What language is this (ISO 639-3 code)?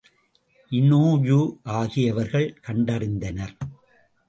tam